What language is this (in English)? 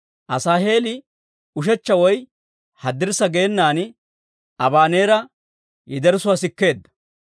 Dawro